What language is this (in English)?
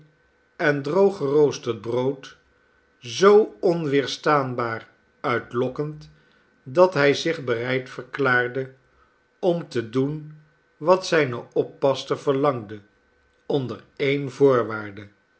Dutch